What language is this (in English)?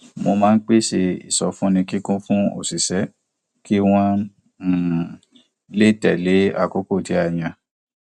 Yoruba